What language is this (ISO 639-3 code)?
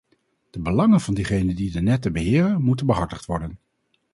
nld